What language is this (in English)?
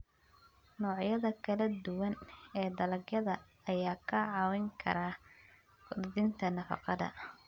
Somali